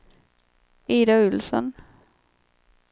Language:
Swedish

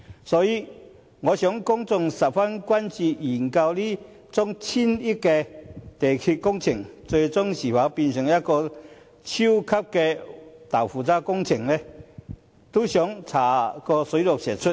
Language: Cantonese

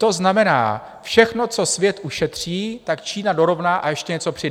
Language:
Czech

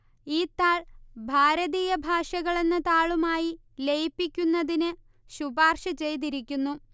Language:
Malayalam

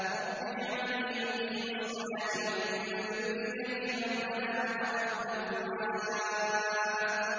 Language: Arabic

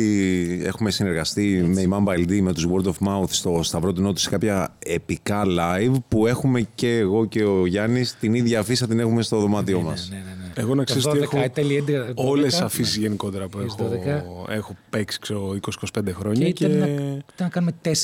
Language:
Greek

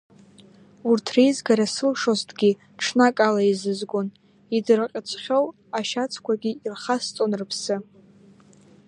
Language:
Abkhazian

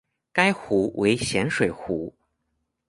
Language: Chinese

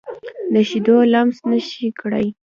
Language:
Pashto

